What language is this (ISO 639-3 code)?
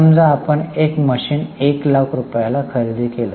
mar